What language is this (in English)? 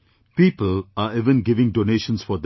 English